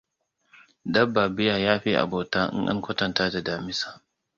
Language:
Hausa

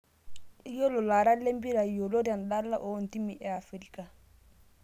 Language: Masai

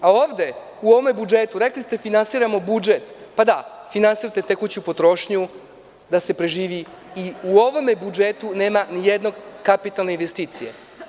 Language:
Serbian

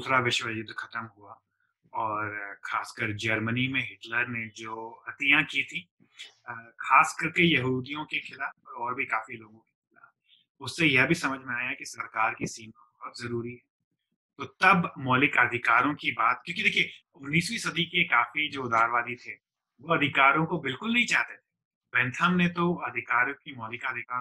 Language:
Hindi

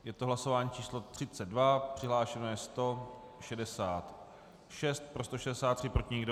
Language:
Czech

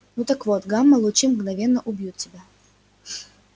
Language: Russian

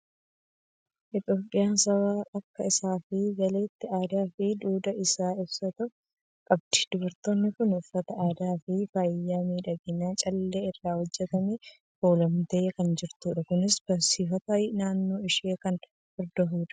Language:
Oromo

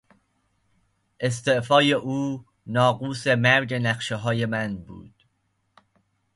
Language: Persian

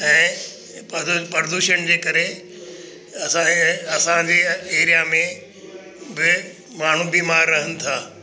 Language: Sindhi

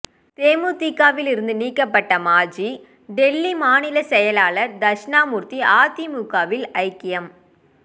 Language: Tamil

